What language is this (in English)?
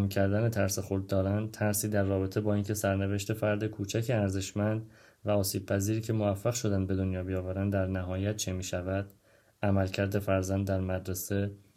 Persian